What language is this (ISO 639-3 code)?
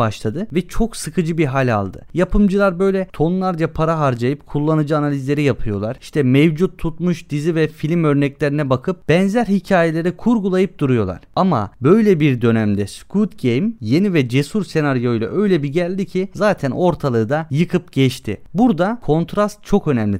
tur